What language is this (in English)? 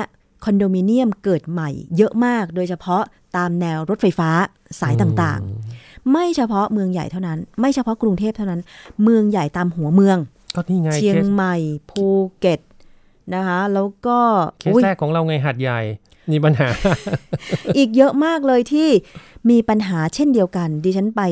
Thai